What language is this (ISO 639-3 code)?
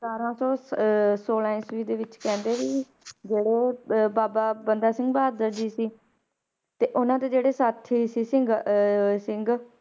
pan